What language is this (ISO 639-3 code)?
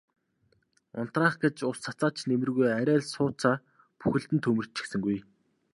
mon